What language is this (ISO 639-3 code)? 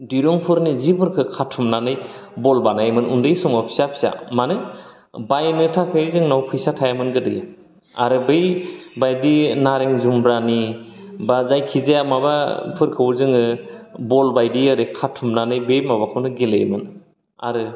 brx